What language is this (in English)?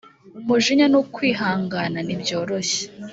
Kinyarwanda